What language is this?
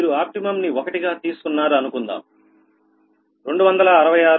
Telugu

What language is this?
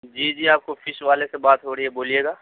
Urdu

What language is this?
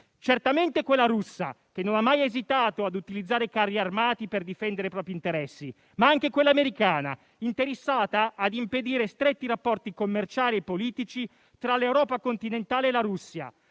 Italian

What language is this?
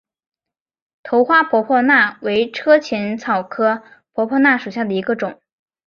Chinese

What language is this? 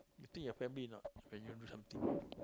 English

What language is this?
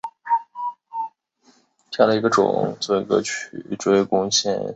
Chinese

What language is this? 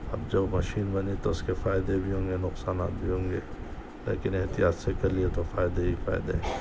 Urdu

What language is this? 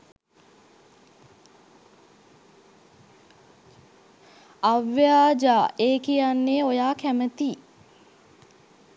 Sinhala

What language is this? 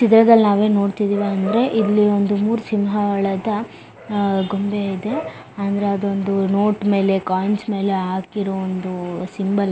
Kannada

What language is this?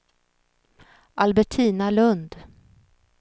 Swedish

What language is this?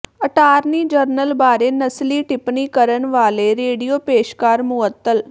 Punjabi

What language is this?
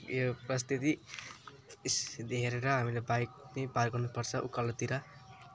Nepali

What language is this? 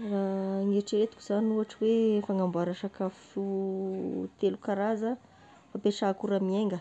Tesaka Malagasy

